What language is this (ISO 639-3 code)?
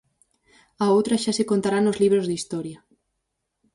glg